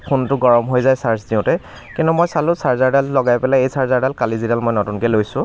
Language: Assamese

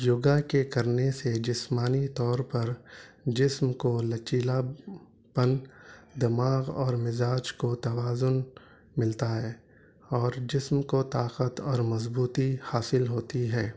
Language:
Urdu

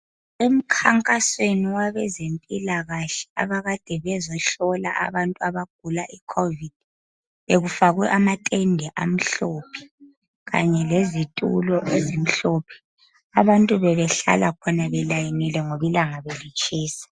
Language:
North Ndebele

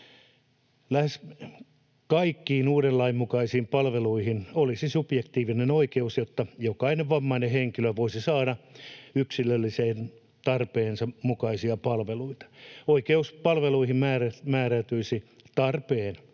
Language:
Finnish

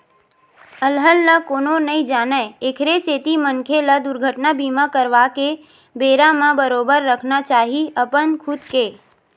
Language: Chhattisgarhi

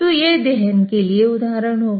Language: Hindi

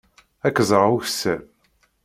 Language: Kabyle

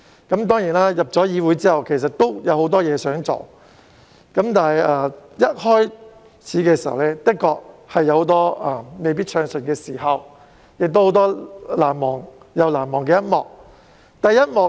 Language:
Cantonese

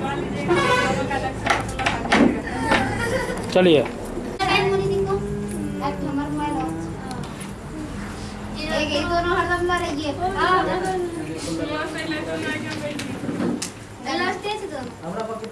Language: Hindi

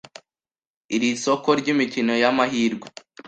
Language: Kinyarwanda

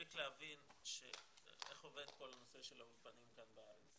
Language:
Hebrew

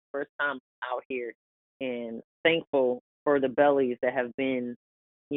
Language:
English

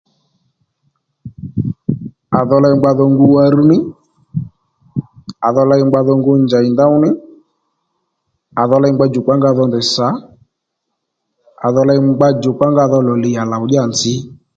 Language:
Lendu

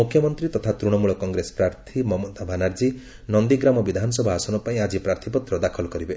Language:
Odia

